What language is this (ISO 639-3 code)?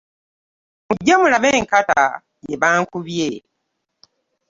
lug